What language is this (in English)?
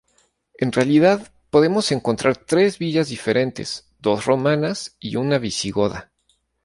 Spanish